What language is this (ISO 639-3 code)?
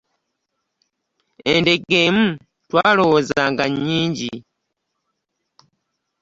lug